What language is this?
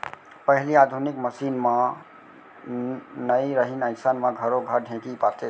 Chhattisgarhi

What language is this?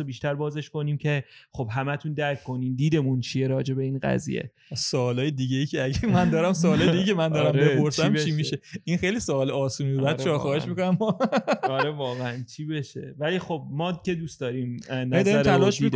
Persian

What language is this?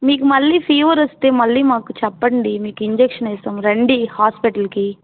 Telugu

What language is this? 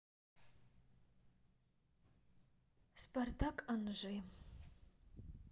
Russian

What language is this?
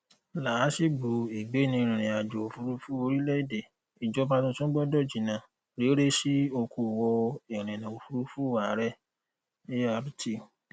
Yoruba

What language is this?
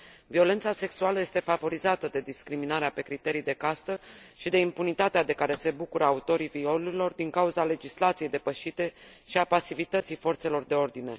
Romanian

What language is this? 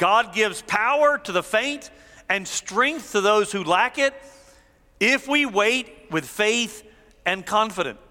English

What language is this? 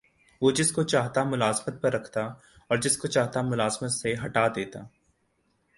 Urdu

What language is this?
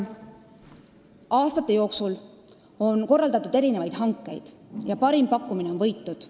Estonian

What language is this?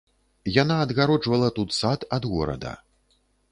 Belarusian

